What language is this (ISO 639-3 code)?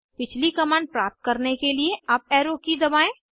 hin